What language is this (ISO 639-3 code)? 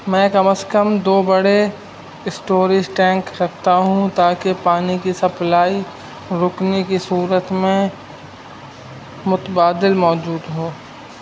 urd